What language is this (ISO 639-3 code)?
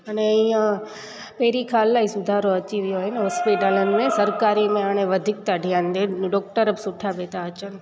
snd